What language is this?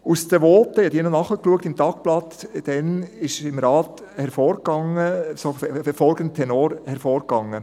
Swiss German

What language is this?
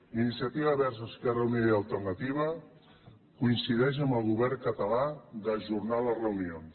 Catalan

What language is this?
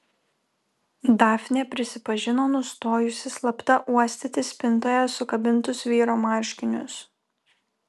Lithuanian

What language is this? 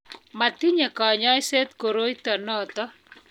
Kalenjin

